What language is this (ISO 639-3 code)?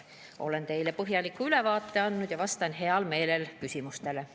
est